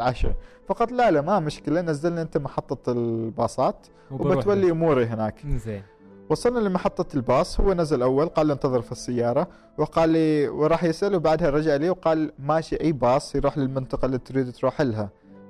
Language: Arabic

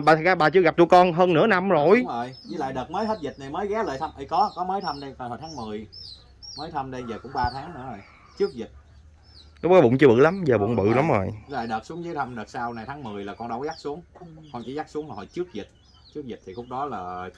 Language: Vietnamese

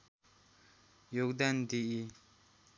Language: Nepali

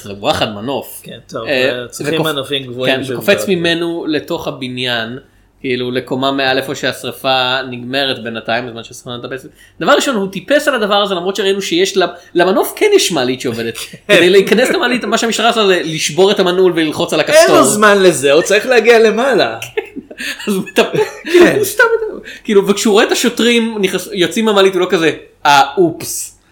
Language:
Hebrew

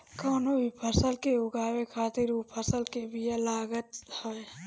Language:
Bhojpuri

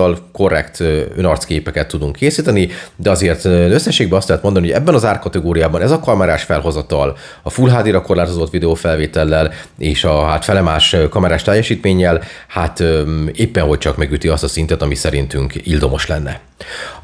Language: Hungarian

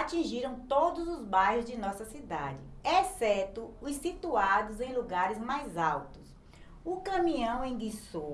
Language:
Portuguese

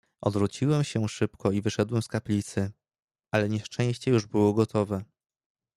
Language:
Polish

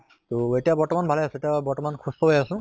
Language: Assamese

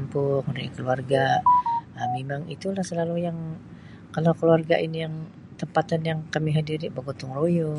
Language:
Sabah Malay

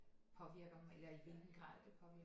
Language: Danish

